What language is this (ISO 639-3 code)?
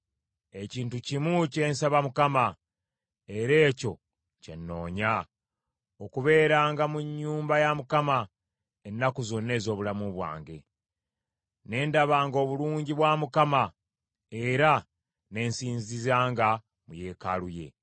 lug